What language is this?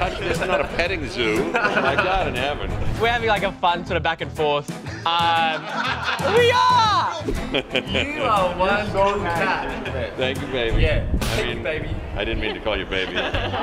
English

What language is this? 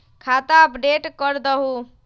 Magahi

